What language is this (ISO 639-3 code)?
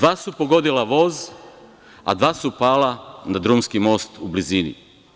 srp